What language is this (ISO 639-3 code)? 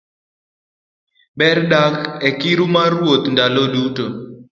luo